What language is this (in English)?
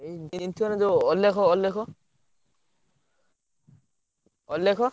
Odia